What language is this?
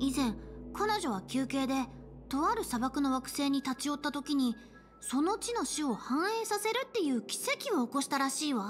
Japanese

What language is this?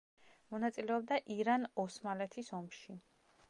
Georgian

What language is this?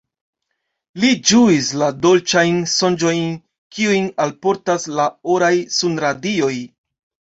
Esperanto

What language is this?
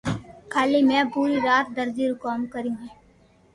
Loarki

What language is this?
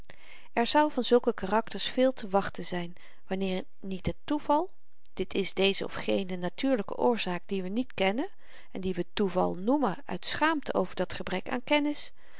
Dutch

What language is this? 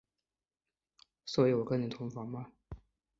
Chinese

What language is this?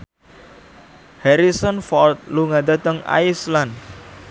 Javanese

